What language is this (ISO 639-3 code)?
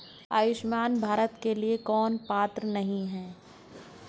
hin